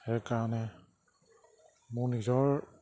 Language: Assamese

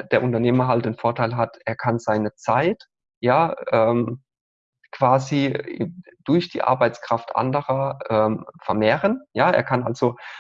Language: German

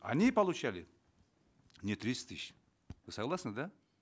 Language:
Kazakh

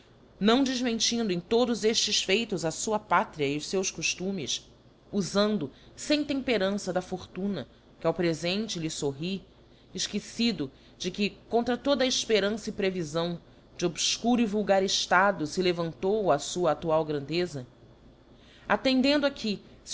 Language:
Portuguese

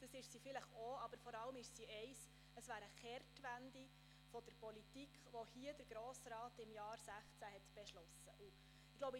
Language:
Swiss German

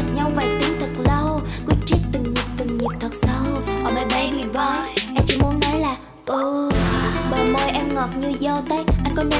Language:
Vietnamese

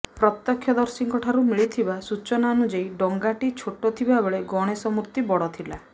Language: Odia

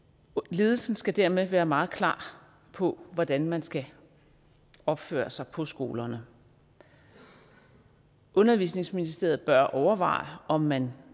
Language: Danish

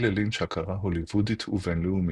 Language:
Hebrew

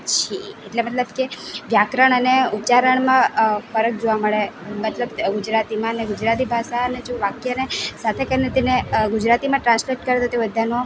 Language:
Gujarati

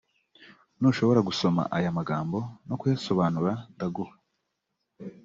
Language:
Kinyarwanda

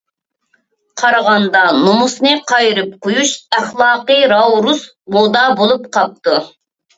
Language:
Uyghur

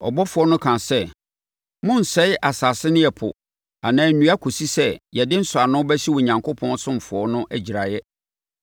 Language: Akan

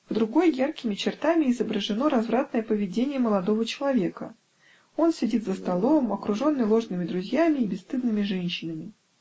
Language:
Russian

